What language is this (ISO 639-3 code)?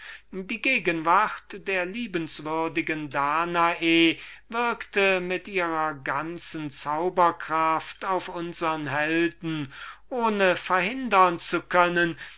deu